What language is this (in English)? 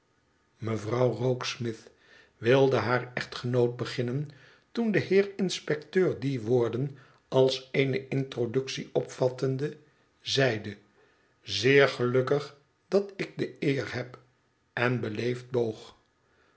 Dutch